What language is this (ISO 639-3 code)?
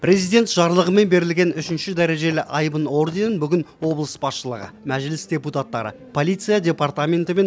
kaz